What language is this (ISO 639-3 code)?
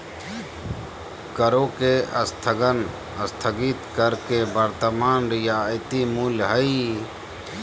mag